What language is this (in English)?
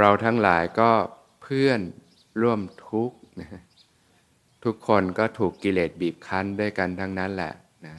Thai